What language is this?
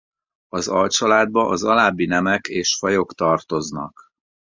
Hungarian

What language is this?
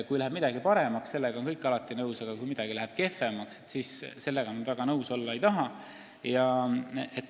Estonian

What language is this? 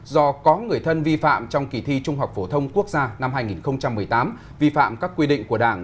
Vietnamese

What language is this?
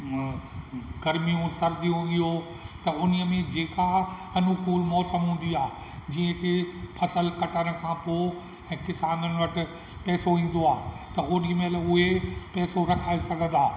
Sindhi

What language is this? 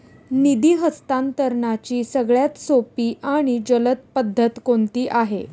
Marathi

